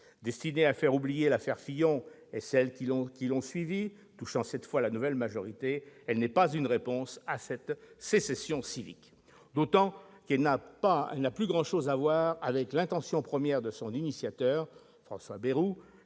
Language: French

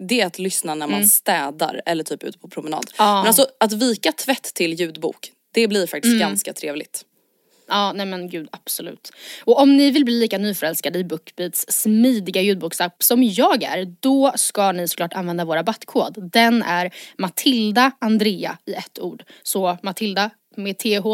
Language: Swedish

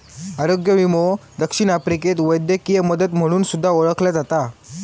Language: Marathi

